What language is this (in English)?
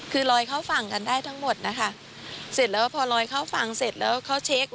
Thai